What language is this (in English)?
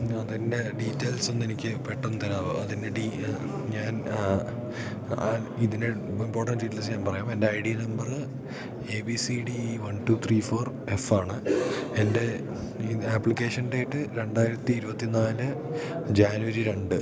Malayalam